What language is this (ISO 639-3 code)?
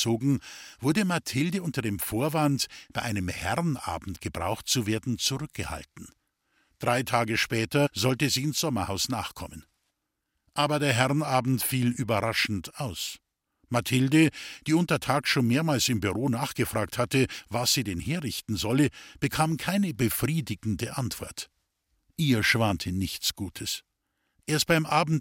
deu